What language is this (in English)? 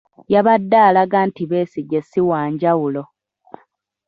Ganda